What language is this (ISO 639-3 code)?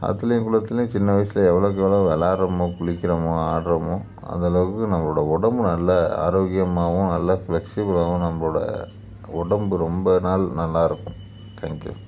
tam